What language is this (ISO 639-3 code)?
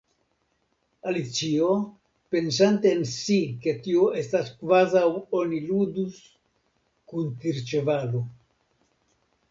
epo